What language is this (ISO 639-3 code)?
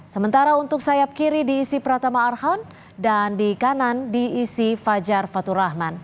ind